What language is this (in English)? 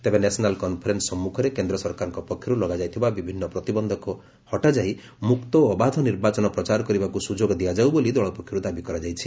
Odia